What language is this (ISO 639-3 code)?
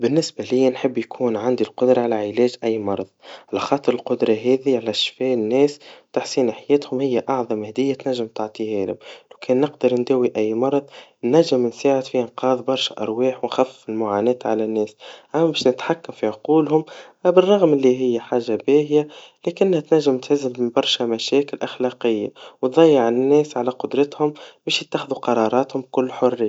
aeb